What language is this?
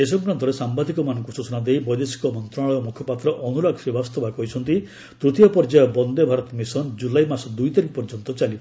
Odia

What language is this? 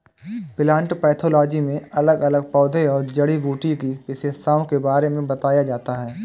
Hindi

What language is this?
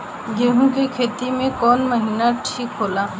Bhojpuri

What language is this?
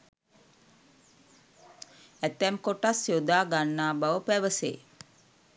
Sinhala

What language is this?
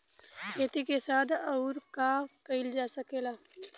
Bhojpuri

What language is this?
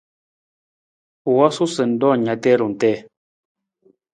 Nawdm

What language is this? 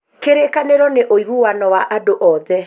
Kikuyu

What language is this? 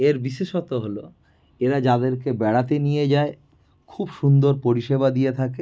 Bangla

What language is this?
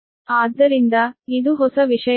Kannada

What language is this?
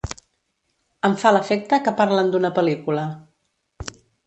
Catalan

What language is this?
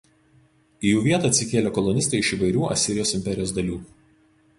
Lithuanian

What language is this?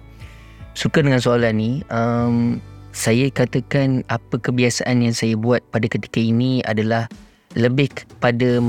Malay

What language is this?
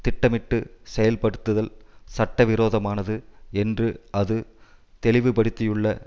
Tamil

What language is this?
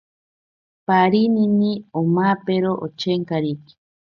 Ashéninka Perené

